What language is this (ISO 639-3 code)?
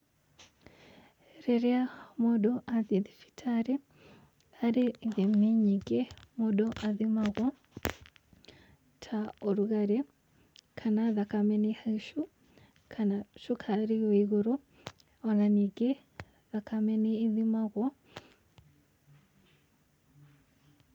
kik